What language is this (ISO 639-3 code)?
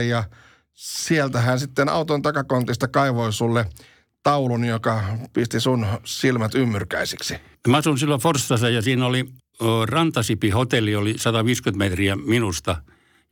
fin